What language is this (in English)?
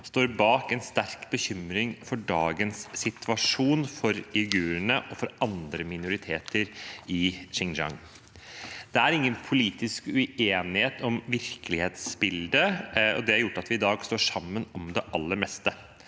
Norwegian